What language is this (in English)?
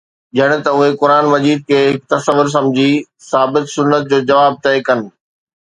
Sindhi